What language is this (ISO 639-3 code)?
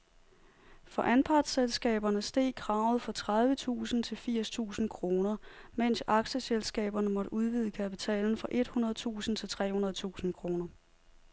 dan